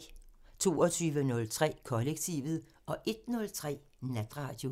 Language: Danish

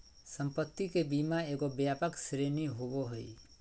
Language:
Magahi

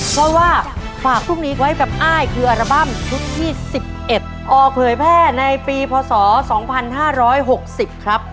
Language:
Thai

